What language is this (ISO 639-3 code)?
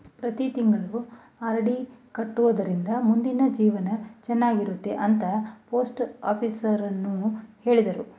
kan